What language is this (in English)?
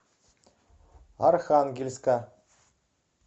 Russian